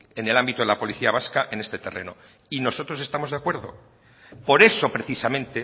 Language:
Spanish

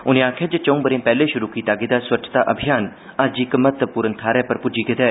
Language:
Dogri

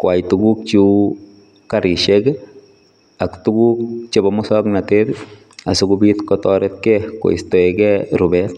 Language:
Kalenjin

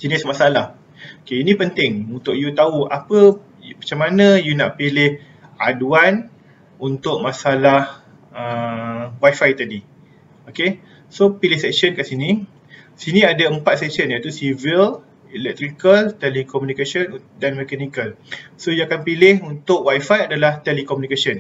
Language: Malay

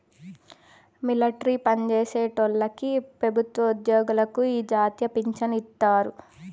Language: Telugu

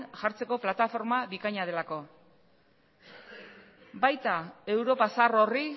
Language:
Basque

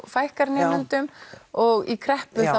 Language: Icelandic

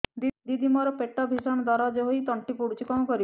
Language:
Odia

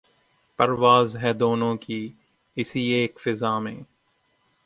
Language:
Urdu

